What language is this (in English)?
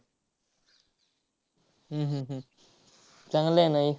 Marathi